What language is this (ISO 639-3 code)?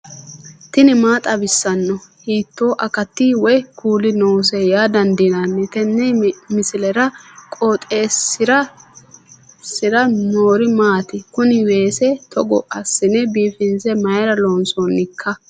sid